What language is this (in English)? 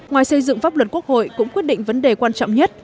Vietnamese